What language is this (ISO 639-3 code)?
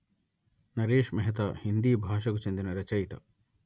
tel